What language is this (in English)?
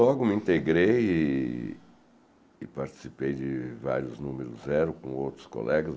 Portuguese